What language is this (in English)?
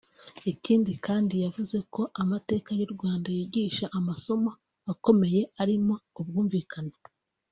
Kinyarwanda